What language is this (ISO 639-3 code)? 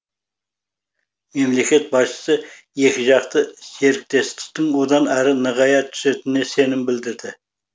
kaz